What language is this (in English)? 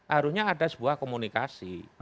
Indonesian